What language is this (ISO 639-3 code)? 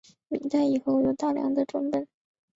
zho